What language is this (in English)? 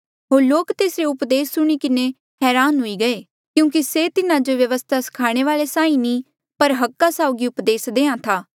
Mandeali